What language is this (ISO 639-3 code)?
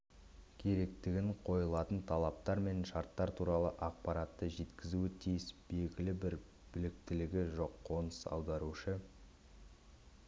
kaz